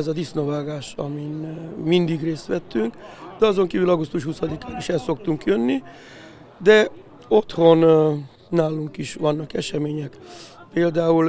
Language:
Hungarian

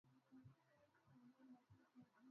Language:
Swahili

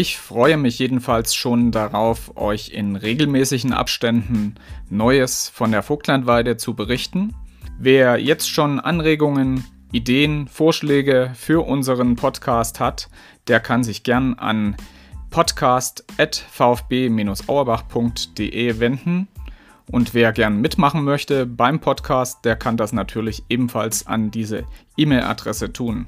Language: German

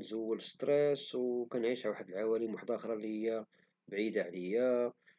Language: Moroccan Arabic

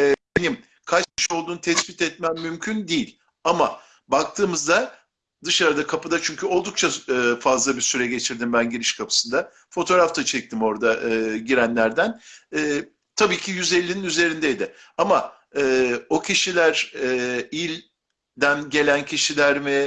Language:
Turkish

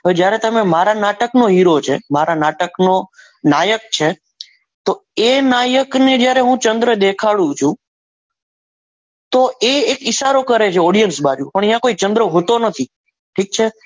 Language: Gujarati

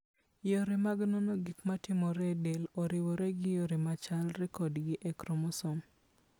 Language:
Luo (Kenya and Tanzania)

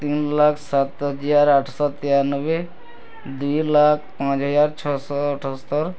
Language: Odia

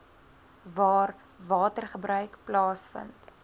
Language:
Afrikaans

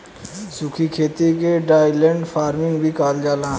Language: Bhojpuri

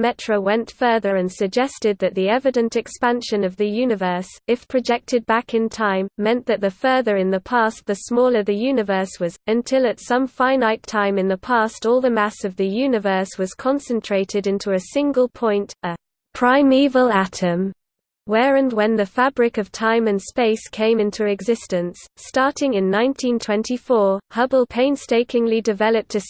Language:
English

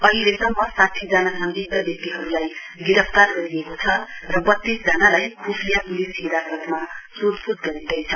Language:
Nepali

